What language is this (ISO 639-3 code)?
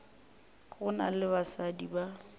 nso